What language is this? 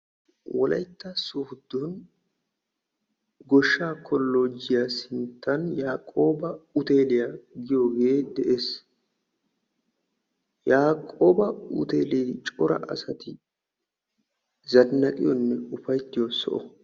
Wolaytta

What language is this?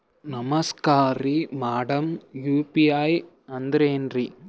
Kannada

